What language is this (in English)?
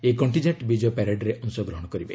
Odia